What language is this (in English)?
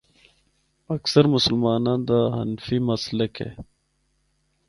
Northern Hindko